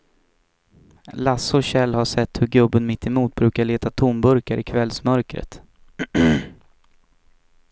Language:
Swedish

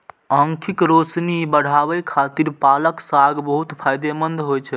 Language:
Maithili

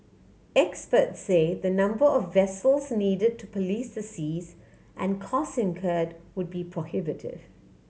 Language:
English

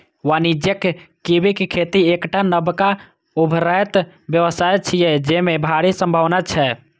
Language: Maithili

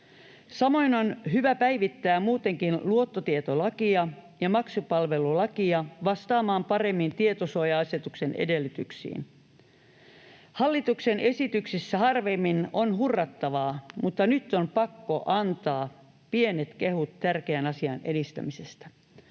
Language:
Finnish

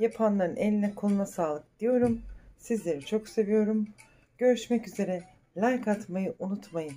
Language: Turkish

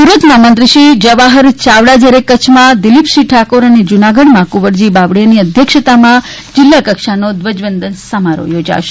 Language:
Gujarati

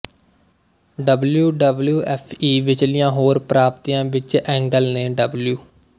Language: Punjabi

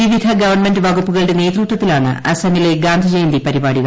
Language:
Malayalam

